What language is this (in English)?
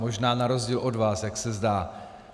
Czech